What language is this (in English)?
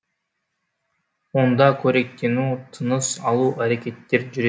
Kazakh